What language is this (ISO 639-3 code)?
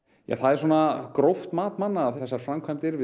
isl